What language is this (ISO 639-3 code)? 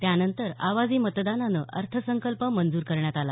mar